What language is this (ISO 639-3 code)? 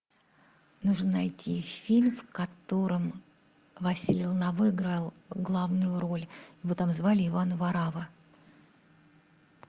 rus